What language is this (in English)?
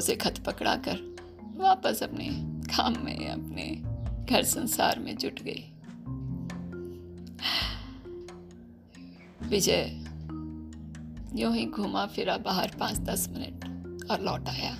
Hindi